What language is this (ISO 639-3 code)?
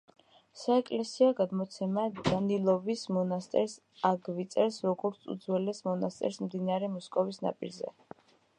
kat